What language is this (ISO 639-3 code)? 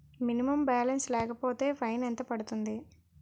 tel